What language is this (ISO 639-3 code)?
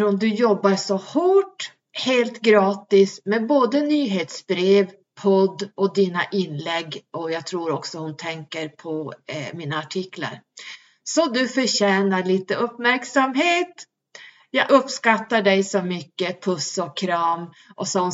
swe